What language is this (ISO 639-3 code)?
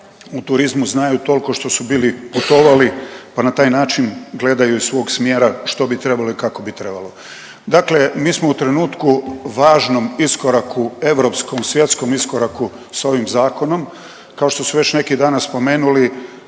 hrv